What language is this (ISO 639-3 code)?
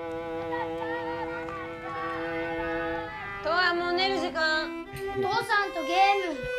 jpn